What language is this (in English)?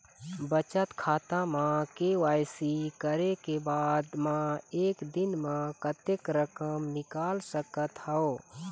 Chhattisgarhi